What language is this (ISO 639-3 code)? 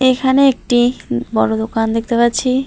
ben